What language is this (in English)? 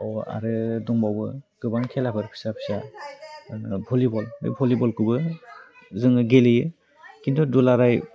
Bodo